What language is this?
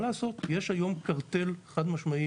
Hebrew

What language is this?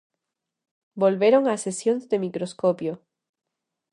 Galician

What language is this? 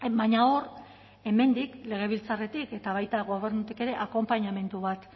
Basque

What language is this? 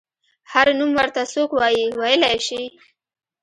Pashto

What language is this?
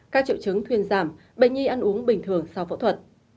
Vietnamese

